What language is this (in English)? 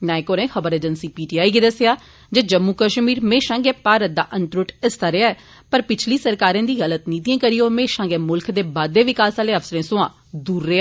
Dogri